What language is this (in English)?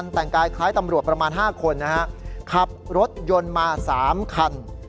Thai